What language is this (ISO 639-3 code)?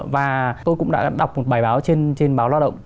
vie